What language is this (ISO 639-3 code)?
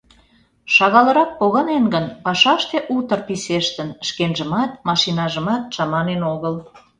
chm